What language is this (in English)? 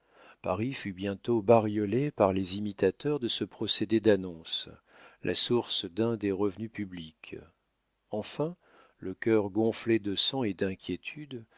French